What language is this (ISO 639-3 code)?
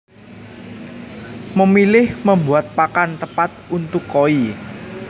jav